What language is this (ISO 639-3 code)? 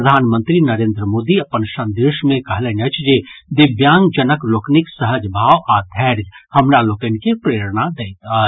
mai